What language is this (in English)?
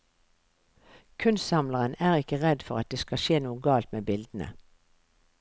Norwegian